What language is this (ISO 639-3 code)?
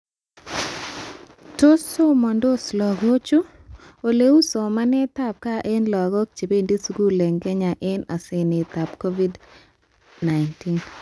kln